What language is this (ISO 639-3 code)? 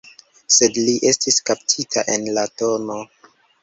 epo